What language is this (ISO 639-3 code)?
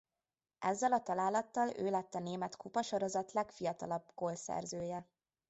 hun